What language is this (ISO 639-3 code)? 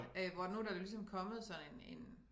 dan